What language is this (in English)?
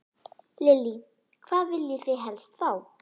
Icelandic